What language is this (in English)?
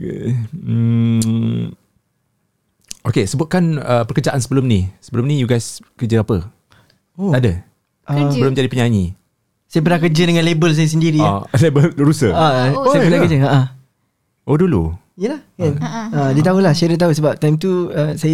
Malay